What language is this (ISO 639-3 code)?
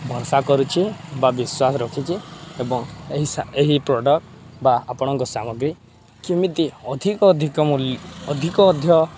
ori